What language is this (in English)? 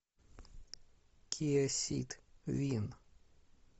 Russian